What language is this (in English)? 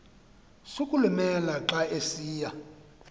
Xhosa